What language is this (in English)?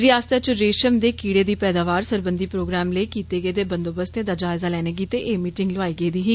Dogri